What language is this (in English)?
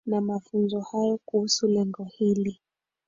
Swahili